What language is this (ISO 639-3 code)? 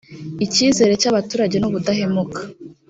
kin